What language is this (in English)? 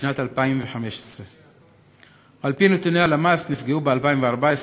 Hebrew